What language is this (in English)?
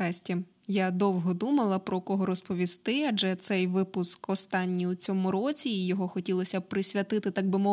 Ukrainian